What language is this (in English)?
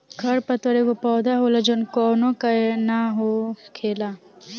Bhojpuri